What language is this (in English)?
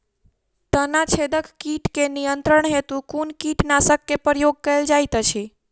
Maithili